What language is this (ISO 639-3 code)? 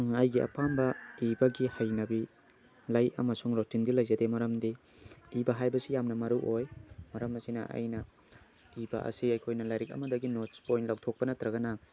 mni